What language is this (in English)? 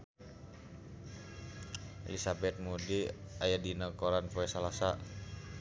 Sundanese